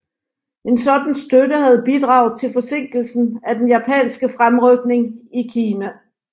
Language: Danish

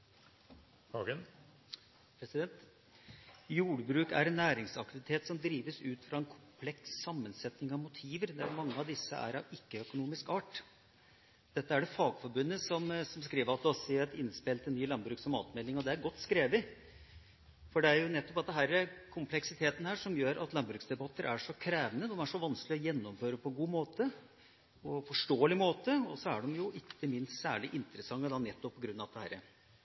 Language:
Norwegian Bokmål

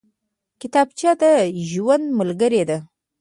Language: Pashto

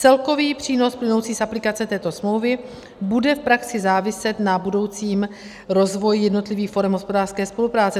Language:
Czech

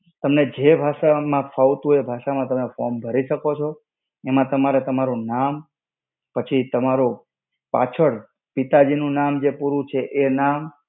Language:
Gujarati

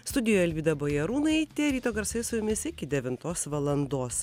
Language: Lithuanian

